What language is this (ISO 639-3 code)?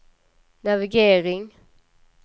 swe